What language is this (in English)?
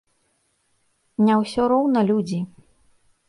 Belarusian